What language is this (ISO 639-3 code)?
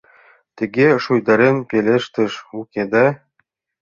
chm